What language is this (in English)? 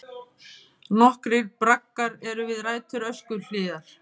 Icelandic